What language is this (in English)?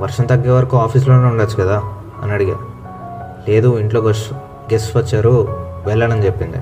Telugu